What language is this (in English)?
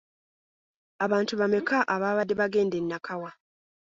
Ganda